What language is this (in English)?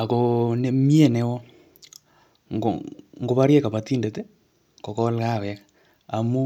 Kalenjin